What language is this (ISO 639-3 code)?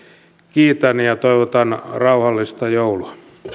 fin